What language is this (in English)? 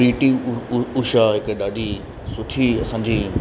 Sindhi